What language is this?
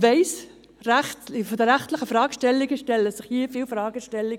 Swiss German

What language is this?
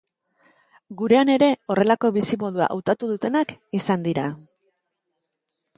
Basque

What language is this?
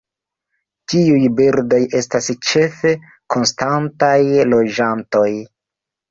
Esperanto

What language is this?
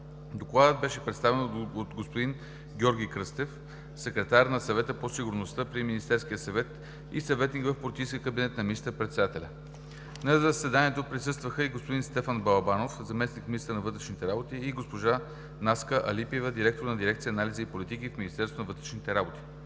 Bulgarian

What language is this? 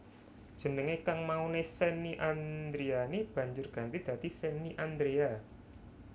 Javanese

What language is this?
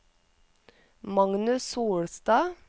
Norwegian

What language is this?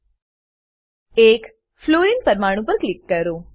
Gujarati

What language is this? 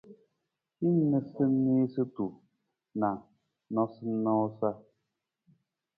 Nawdm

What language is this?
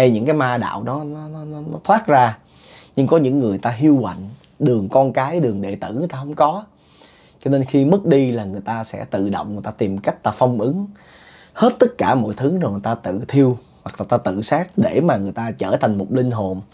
Vietnamese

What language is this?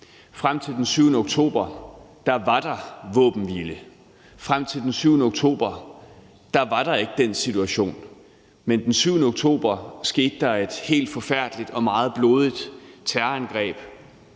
Danish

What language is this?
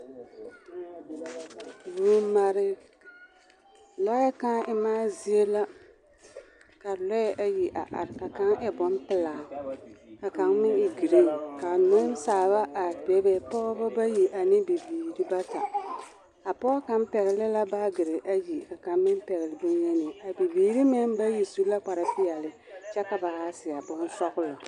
Southern Dagaare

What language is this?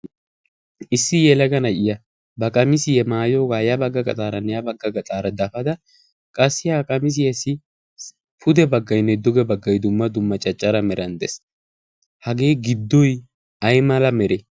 Wolaytta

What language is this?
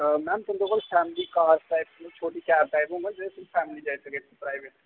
Dogri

